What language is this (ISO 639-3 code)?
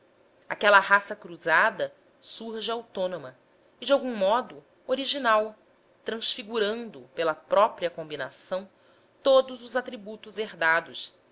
por